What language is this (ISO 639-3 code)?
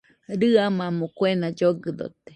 hux